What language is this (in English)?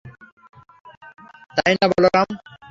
Bangla